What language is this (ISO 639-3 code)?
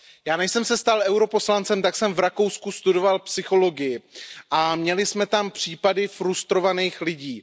ces